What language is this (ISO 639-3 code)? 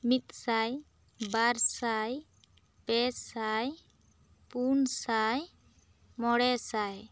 sat